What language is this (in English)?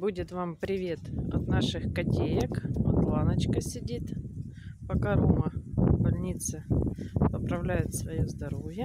Russian